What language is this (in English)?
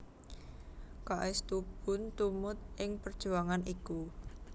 Javanese